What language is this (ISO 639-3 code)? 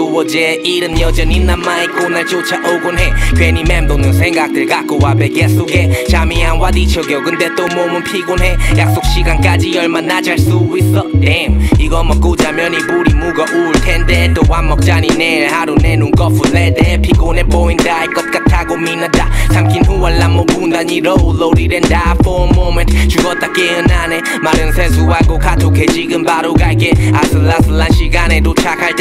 kor